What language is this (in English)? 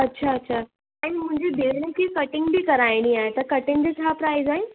Sindhi